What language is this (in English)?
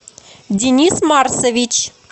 Russian